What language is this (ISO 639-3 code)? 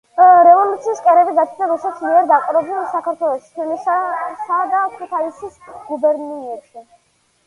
kat